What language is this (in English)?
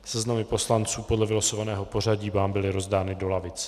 Czech